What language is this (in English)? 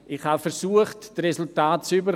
Swiss German